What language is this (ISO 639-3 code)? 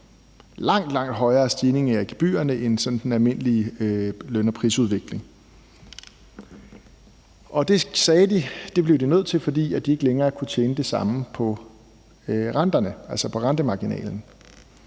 dan